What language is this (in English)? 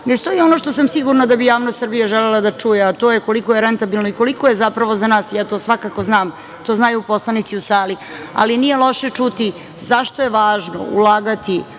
Serbian